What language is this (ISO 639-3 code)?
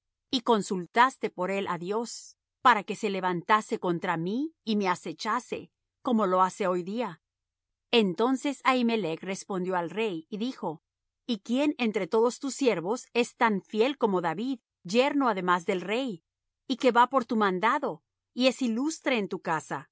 spa